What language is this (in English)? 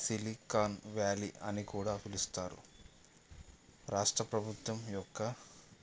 Telugu